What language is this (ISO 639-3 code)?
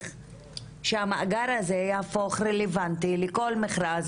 heb